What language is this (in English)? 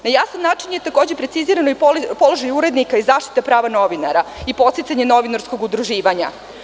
Serbian